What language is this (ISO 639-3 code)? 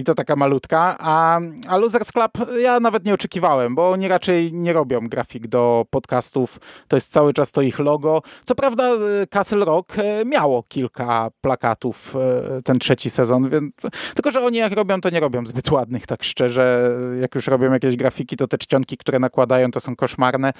pol